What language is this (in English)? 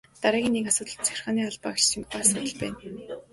Mongolian